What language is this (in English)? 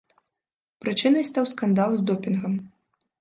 Belarusian